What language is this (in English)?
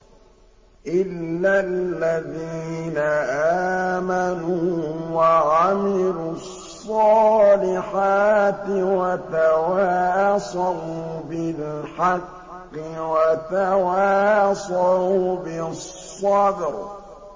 Arabic